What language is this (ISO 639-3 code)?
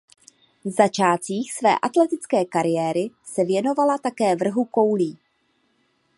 ces